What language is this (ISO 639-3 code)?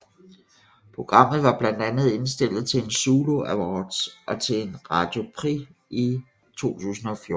dan